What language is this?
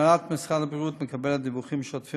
Hebrew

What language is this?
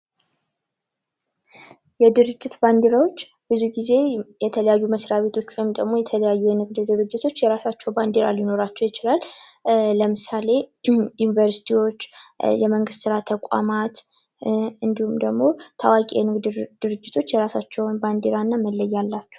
Amharic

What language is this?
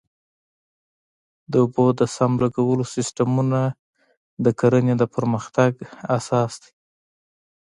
Pashto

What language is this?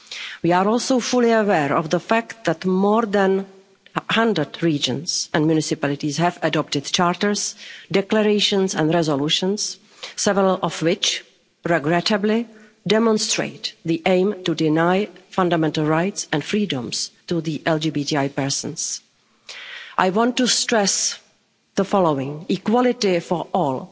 English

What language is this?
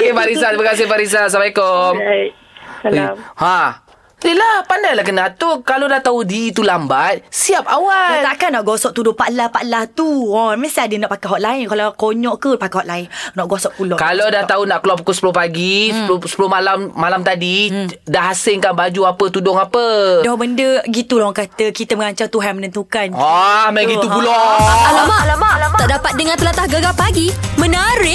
Malay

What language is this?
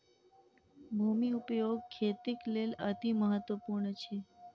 Maithili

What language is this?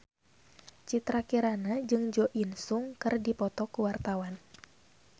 Sundanese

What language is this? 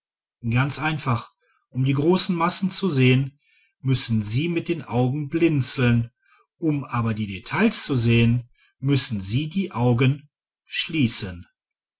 German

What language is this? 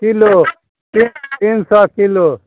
Maithili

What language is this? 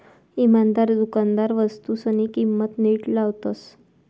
Marathi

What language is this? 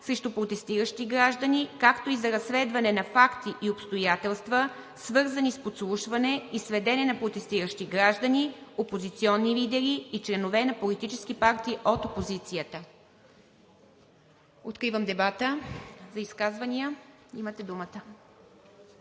Bulgarian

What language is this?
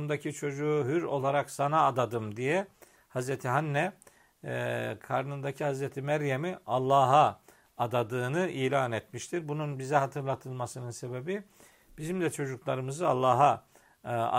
Turkish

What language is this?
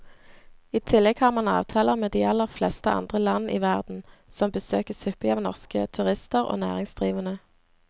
Norwegian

